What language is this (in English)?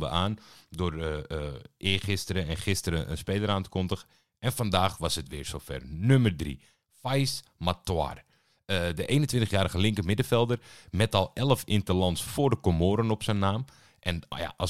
Dutch